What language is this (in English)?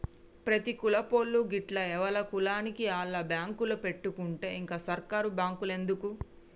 Telugu